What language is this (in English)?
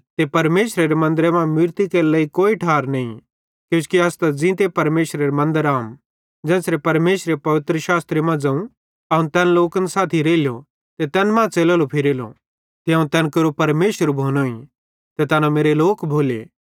Bhadrawahi